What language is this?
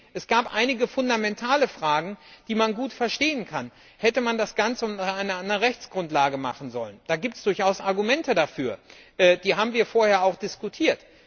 German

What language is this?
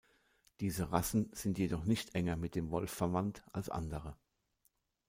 German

